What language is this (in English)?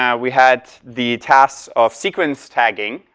English